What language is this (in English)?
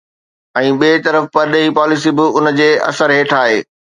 Sindhi